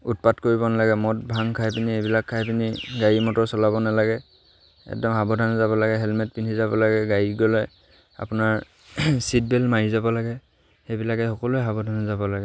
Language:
Assamese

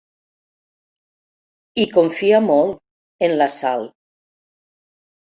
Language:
Catalan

